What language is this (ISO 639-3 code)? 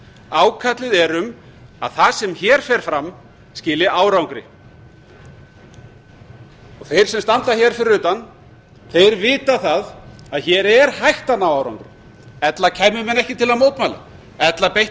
isl